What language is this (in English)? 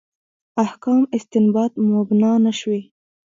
Pashto